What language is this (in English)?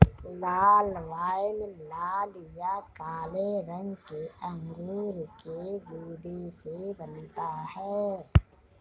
Hindi